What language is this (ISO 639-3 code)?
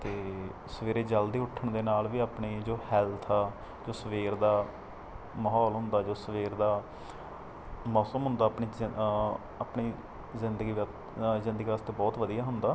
pan